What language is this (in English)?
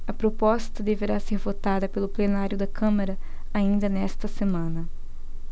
Portuguese